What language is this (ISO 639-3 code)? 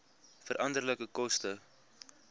afr